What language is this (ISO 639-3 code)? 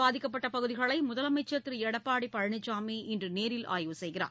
tam